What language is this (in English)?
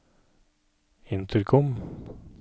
Norwegian